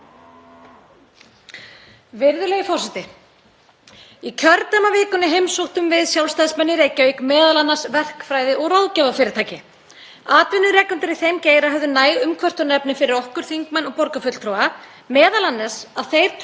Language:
Icelandic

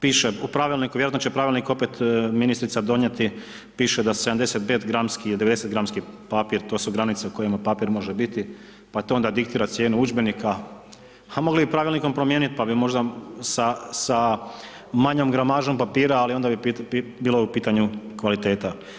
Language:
Croatian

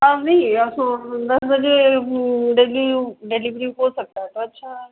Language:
Hindi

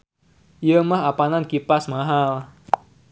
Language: Sundanese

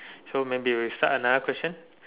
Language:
English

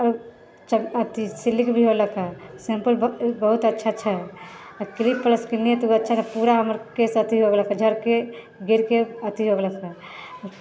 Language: Maithili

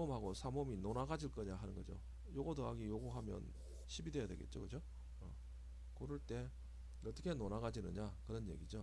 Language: Korean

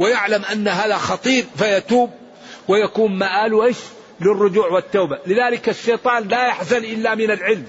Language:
Arabic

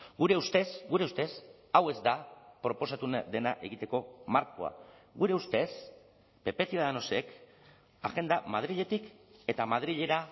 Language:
Basque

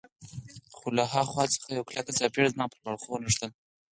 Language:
Pashto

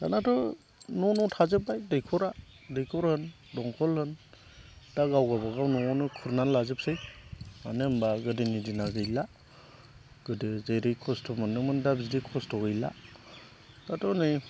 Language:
Bodo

